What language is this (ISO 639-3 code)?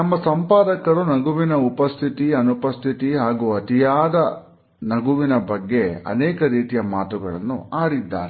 kan